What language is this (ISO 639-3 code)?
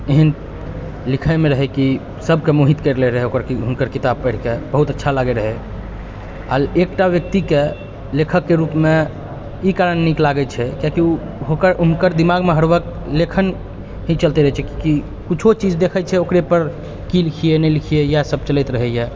mai